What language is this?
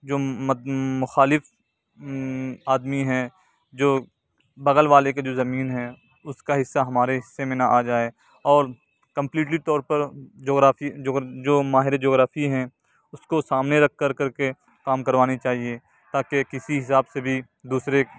Urdu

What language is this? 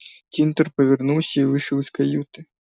Russian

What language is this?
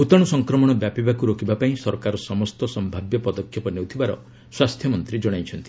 Odia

